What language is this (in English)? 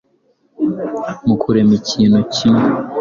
Kinyarwanda